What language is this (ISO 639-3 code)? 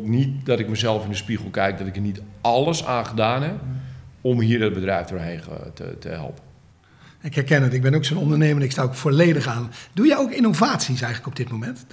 nld